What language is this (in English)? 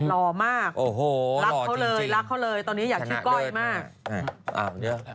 Thai